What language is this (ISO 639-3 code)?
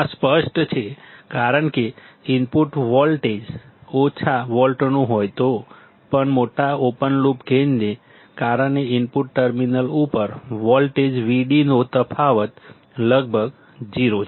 guj